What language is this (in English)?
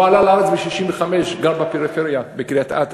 Hebrew